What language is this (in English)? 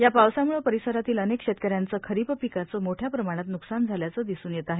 Marathi